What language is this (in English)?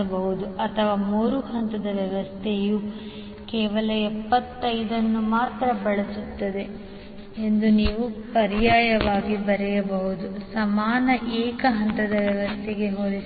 Kannada